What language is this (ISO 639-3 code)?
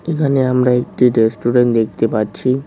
ben